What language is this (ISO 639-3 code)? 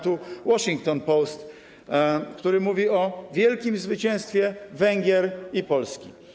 pol